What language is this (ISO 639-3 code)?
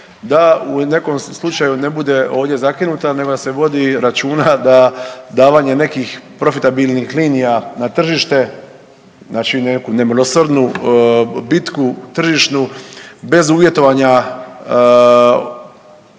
hrv